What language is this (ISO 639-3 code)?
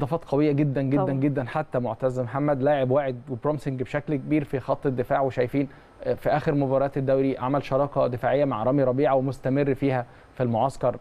ara